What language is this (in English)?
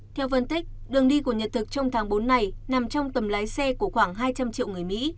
Vietnamese